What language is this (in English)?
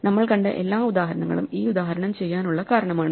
Malayalam